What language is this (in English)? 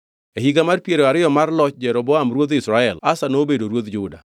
Luo (Kenya and Tanzania)